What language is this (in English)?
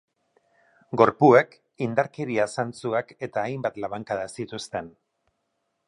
Basque